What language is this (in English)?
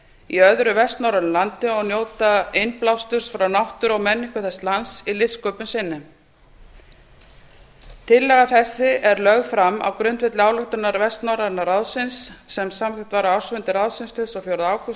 Icelandic